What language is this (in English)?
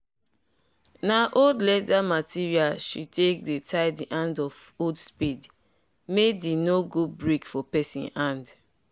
Nigerian Pidgin